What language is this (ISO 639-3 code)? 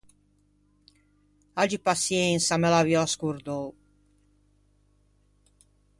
lij